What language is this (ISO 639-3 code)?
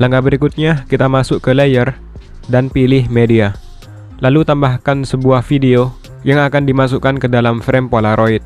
ind